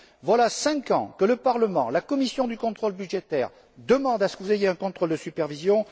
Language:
French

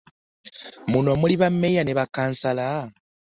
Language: Ganda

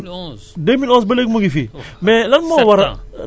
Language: Wolof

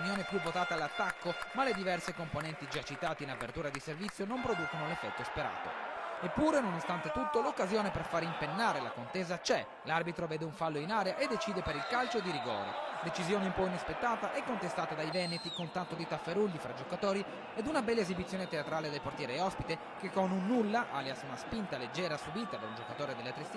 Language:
Italian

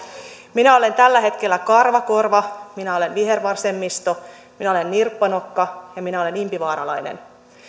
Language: Finnish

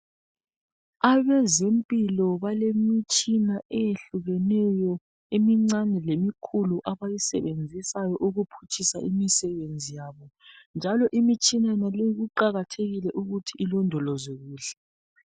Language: North Ndebele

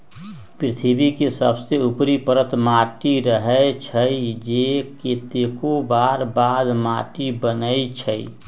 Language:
Magahi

